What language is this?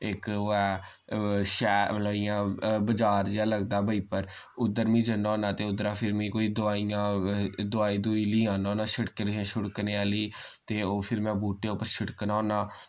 Dogri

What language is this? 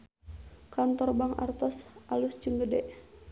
Sundanese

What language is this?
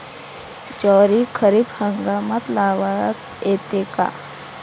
Marathi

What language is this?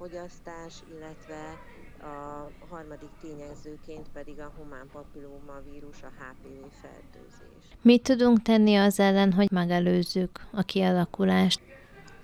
Hungarian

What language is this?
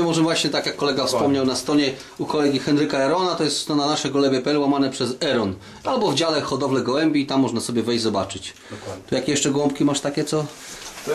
Polish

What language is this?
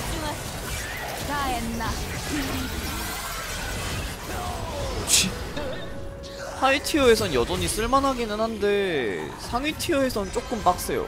Korean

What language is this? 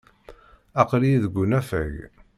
Kabyle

